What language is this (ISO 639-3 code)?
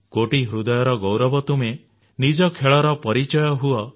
ori